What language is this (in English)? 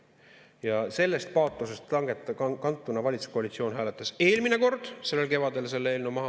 Estonian